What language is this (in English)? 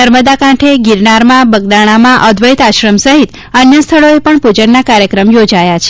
Gujarati